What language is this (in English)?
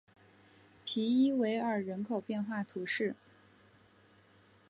Chinese